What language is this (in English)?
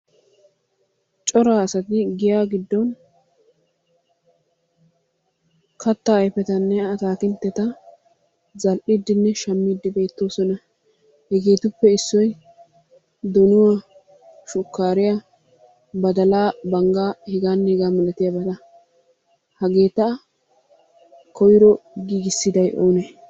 Wolaytta